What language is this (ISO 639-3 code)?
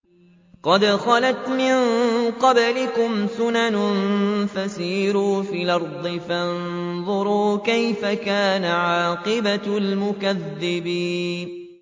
ara